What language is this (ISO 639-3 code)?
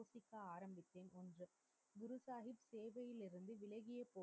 tam